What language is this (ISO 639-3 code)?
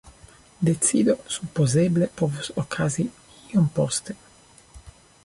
epo